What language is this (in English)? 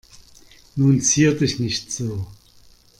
German